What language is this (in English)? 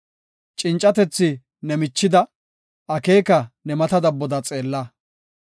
Gofa